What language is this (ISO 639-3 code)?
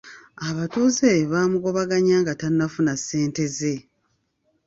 lug